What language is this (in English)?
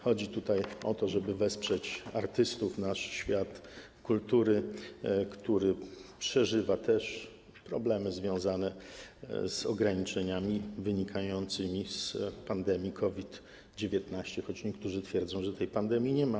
Polish